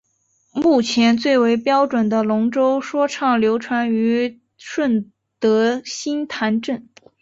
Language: Chinese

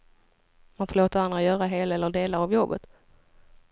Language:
Swedish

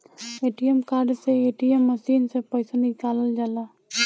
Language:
Bhojpuri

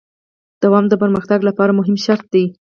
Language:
Pashto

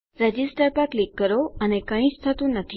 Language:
Gujarati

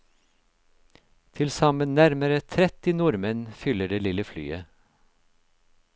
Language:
Norwegian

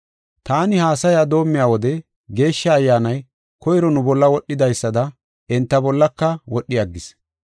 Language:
Gofa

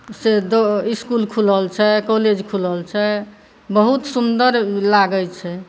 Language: Maithili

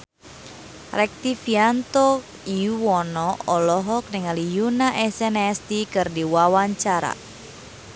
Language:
Sundanese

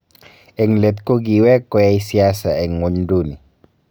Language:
Kalenjin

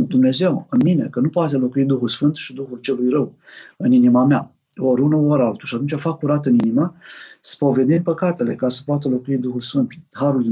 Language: Romanian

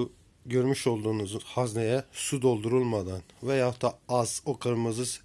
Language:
Turkish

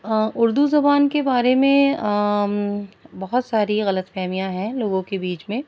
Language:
Urdu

